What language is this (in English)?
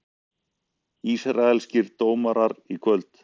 Icelandic